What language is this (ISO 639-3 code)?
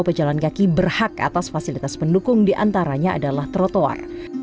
ind